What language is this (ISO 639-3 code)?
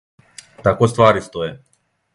srp